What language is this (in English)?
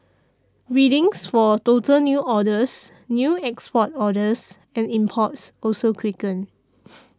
English